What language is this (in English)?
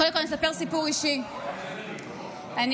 Hebrew